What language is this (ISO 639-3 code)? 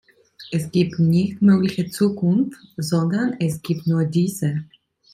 deu